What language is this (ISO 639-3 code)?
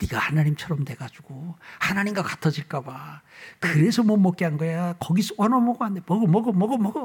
kor